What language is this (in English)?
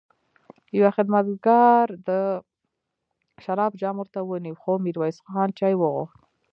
Pashto